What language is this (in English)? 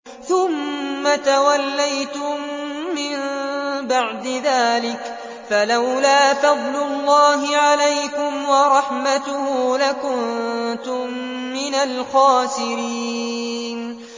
Arabic